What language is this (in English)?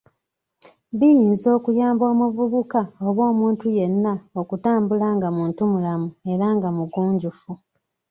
Ganda